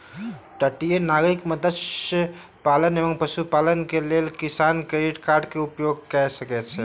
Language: Maithili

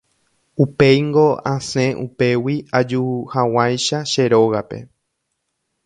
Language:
Guarani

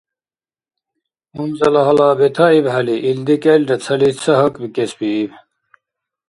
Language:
Dargwa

